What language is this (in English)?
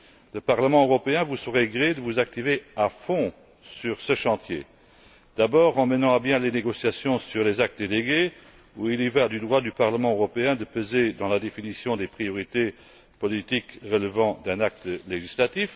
French